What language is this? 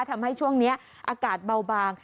Thai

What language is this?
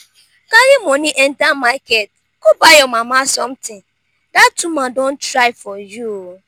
Nigerian Pidgin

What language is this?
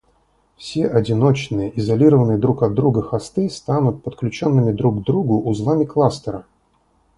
Russian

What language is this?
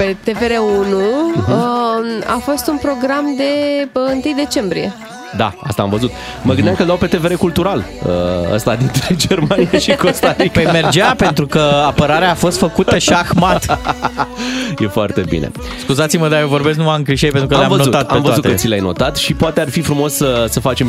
Romanian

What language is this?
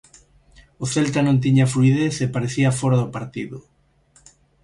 Galician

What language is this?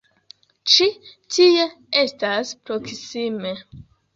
Esperanto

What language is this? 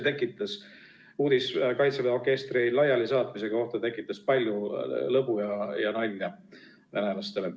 Estonian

